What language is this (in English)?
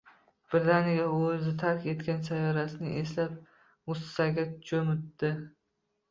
Uzbek